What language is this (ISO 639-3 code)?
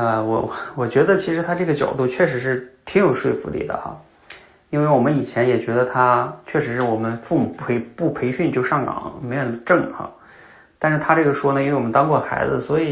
zho